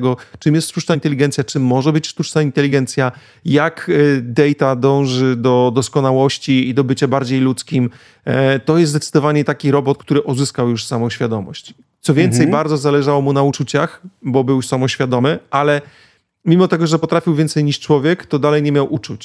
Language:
Polish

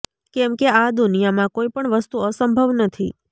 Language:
Gujarati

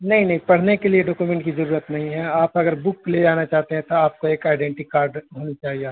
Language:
Urdu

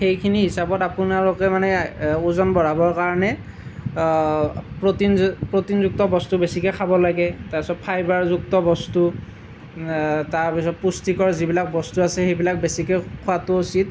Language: Assamese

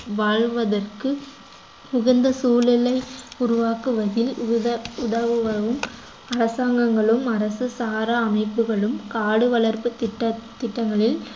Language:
Tamil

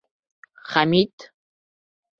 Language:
Bashkir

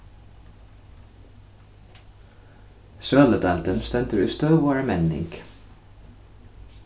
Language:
Faroese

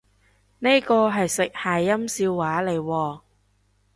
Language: Cantonese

